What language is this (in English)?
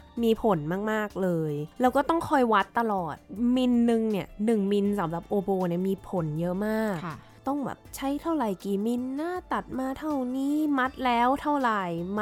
Thai